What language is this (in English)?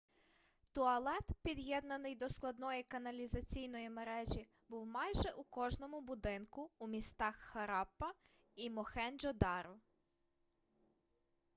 Ukrainian